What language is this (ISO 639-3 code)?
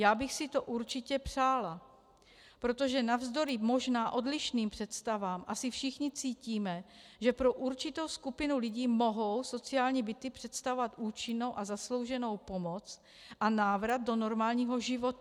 ces